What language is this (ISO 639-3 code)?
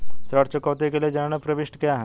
hin